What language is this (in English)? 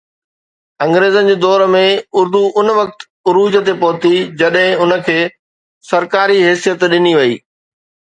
Sindhi